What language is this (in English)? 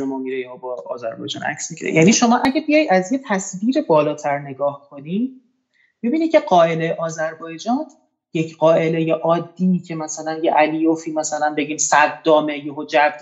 Persian